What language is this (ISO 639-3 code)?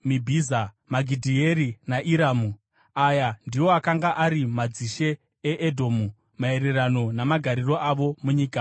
sna